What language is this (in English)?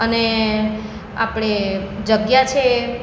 Gujarati